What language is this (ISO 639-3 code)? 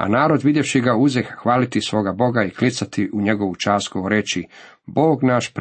hrv